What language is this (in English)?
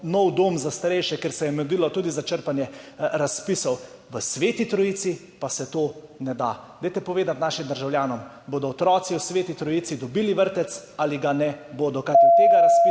Slovenian